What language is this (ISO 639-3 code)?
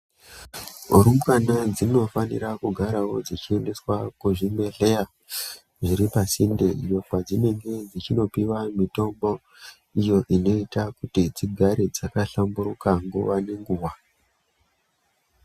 ndc